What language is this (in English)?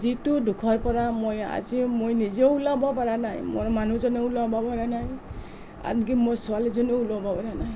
Assamese